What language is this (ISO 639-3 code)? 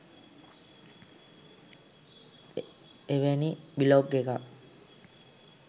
sin